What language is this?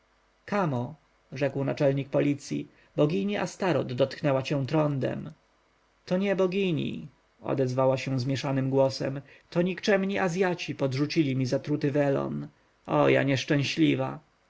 Polish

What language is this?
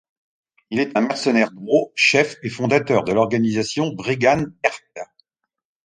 French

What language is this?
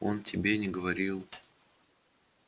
Russian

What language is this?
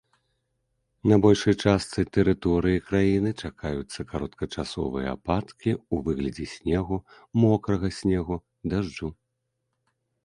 Belarusian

